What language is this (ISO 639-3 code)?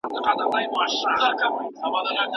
pus